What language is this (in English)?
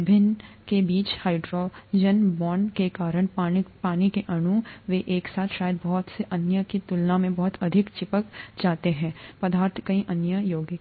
Hindi